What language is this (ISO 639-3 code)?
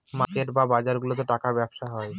ben